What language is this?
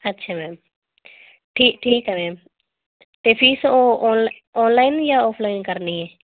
Punjabi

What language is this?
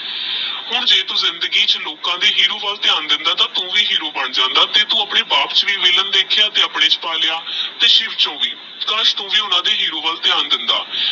Punjabi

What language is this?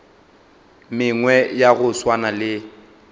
Northern Sotho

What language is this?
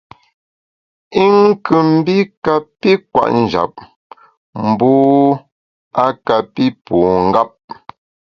Bamun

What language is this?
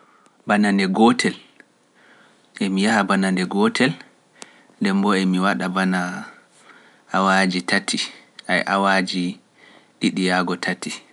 Pular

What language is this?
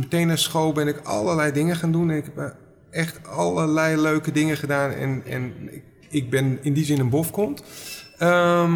Dutch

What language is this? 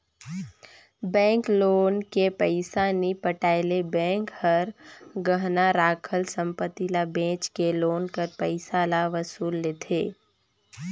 Chhattisgarhi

